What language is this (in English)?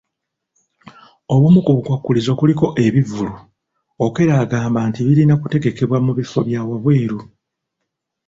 Ganda